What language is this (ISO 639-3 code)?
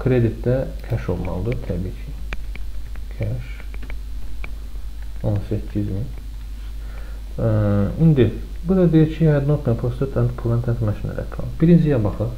tur